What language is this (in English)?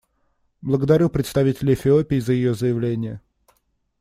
Russian